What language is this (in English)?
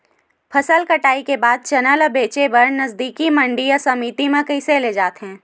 Chhattisgarhi